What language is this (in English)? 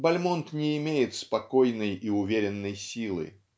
Russian